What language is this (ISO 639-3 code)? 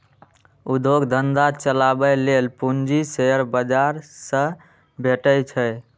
mai